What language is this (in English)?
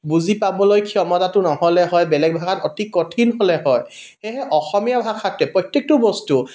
Assamese